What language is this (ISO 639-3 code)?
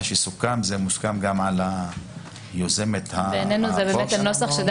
heb